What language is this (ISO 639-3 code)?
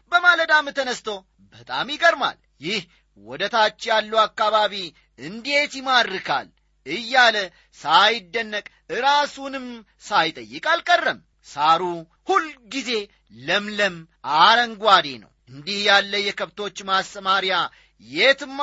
amh